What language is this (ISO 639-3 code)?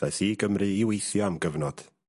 cym